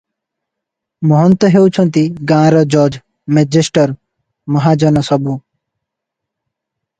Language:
Odia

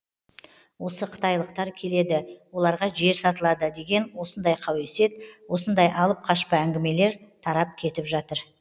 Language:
Kazakh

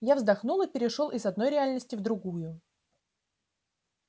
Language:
Russian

